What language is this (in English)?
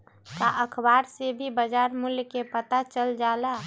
Magahi